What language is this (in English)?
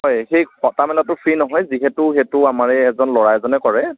Assamese